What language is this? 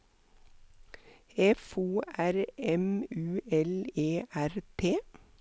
Norwegian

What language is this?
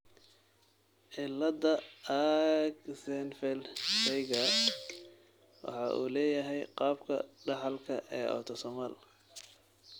Somali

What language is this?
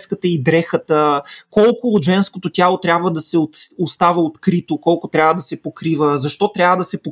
Bulgarian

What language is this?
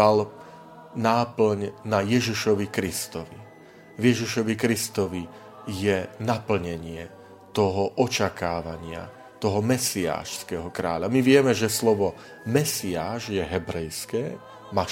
Slovak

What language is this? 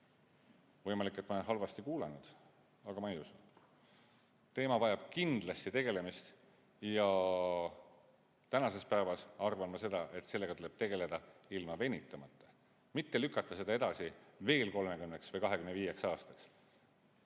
Estonian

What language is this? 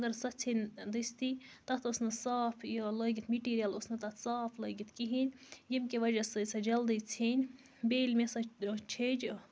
Kashmiri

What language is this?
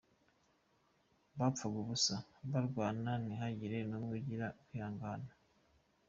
Kinyarwanda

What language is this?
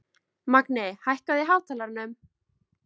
Icelandic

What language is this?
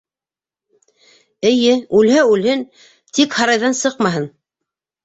Bashkir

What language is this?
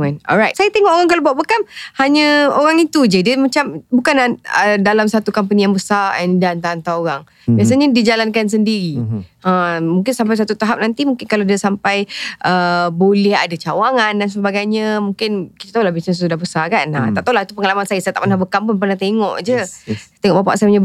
Malay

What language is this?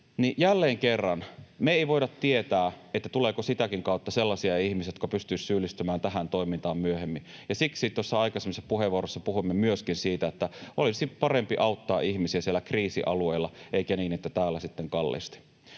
Finnish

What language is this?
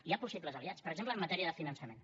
Catalan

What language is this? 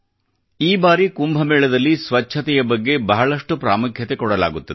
Kannada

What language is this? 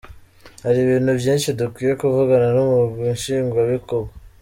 Kinyarwanda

